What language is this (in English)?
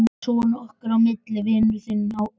Icelandic